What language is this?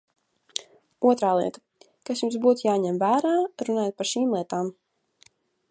Latvian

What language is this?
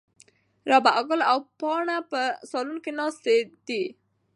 Pashto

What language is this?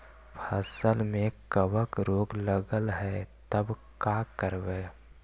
Magahi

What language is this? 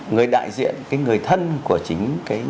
Vietnamese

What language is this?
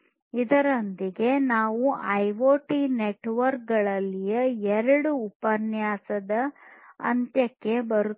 Kannada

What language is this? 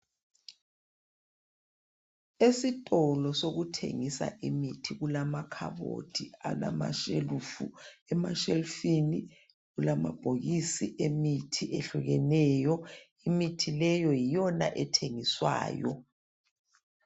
North Ndebele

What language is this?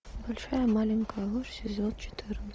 Russian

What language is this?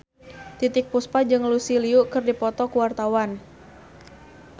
Sundanese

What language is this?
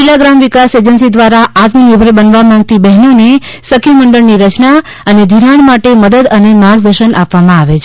Gujarati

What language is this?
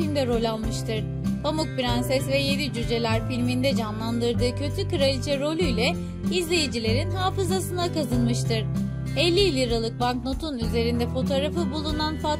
Turkish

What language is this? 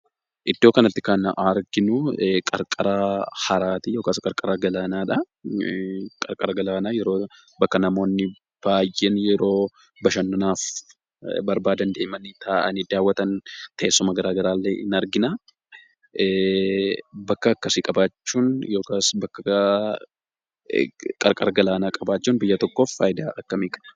Oromo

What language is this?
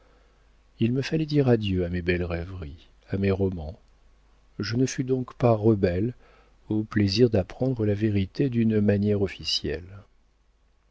French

